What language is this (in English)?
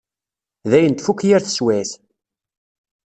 Kabyle